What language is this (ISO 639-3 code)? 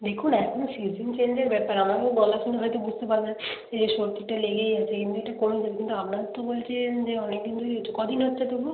ben